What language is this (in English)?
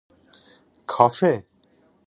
Persian